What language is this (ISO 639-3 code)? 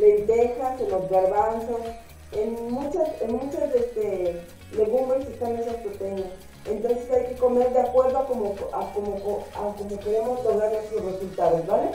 spa